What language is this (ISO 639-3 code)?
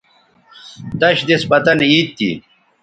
btv